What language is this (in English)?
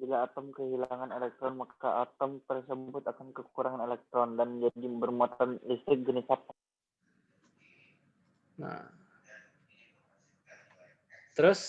Indonesian